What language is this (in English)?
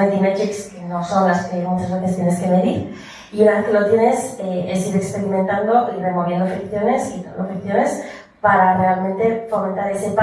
Spanish